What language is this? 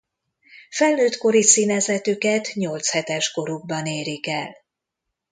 Hungarian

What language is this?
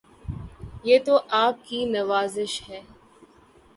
Urdu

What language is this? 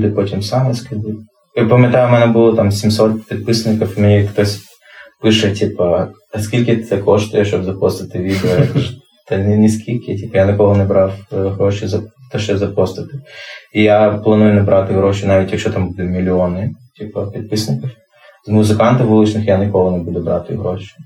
Ukrainian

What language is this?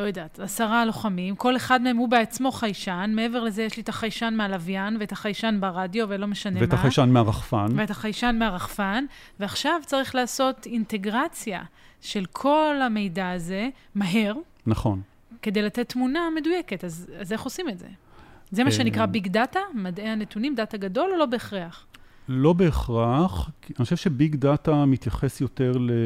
Hebrew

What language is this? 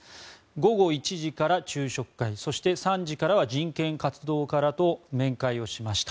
Japanese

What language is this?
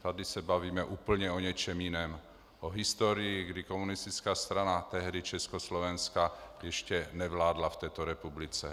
Czech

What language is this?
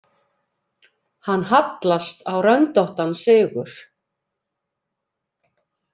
Icelandic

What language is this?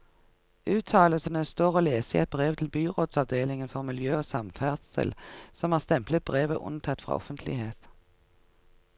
Norwegian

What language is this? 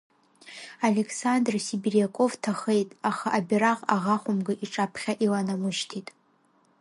Abkhazian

